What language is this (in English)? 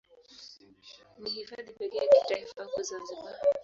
Swahili